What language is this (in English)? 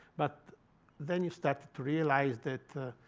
English